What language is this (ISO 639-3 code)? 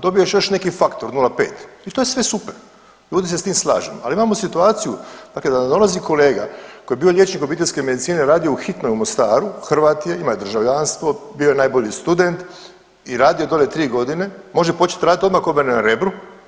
hrv